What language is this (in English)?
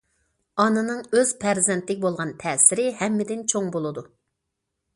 Uyghur